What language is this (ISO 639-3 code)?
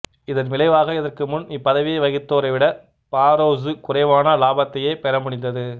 tam